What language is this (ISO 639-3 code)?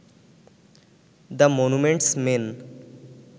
ben